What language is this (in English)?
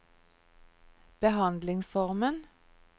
Norwegian